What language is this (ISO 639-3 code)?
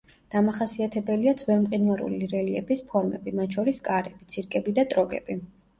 kat